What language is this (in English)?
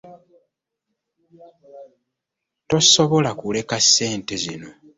Ganda